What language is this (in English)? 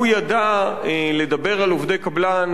Hebrew